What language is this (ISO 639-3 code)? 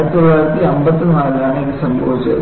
mal